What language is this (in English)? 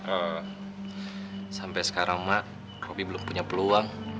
Indonesian